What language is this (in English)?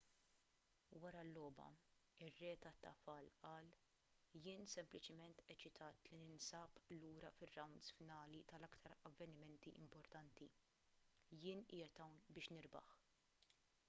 Maltese